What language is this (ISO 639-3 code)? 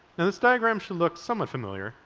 eng